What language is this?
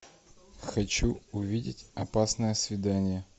Russian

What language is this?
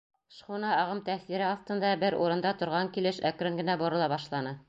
Bashkir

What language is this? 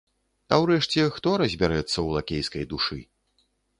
Belarusian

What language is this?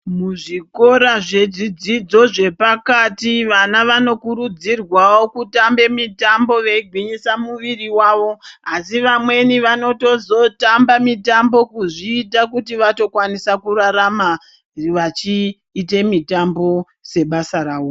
Ndau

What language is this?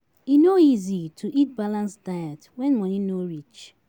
Nigerian Pidgin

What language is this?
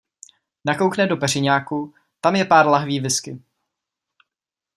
Czech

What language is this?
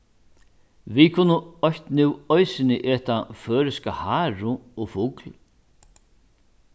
Faroese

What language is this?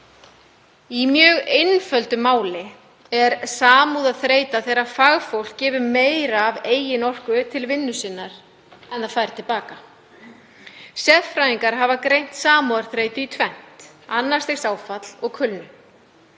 Icelandic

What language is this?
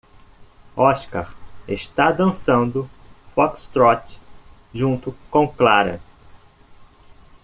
Portuguese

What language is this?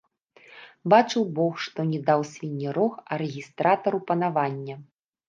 Belarusian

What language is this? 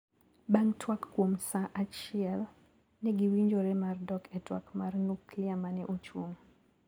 Luo (Kenya and Tanzania)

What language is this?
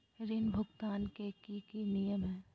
Magahi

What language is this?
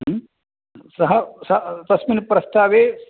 Sanskrit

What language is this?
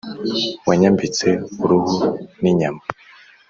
Kinyarwanda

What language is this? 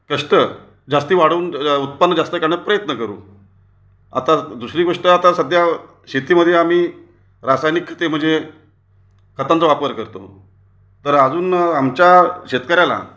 Marathi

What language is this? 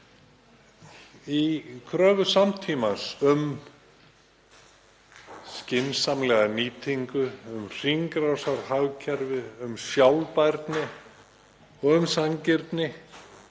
Icelandic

